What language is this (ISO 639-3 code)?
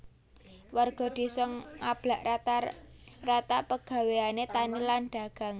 jav